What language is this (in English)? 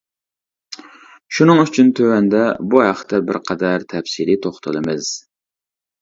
Uyghur